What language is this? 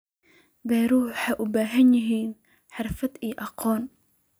Somali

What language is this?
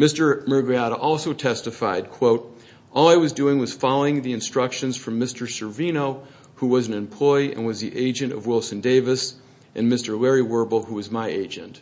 English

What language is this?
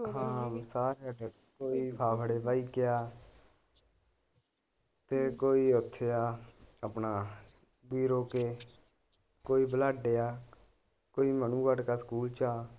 Punjabi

